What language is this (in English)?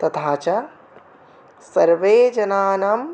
Sanskrit